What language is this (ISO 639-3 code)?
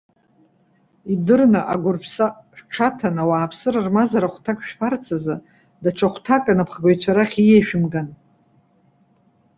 abk